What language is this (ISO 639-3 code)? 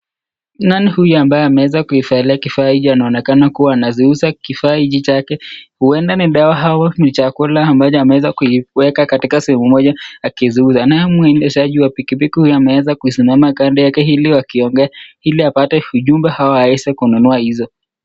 swa